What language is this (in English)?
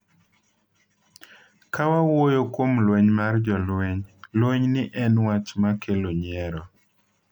Luo (Kenya and Tanzania)